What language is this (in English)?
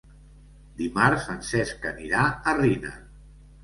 Catalan